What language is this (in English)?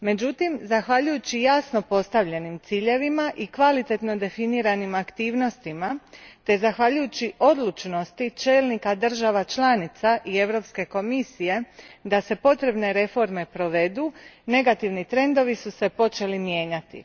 Croatian